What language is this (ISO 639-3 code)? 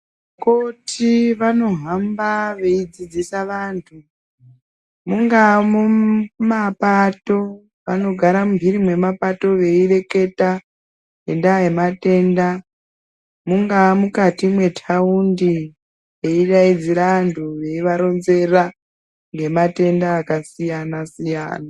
ndc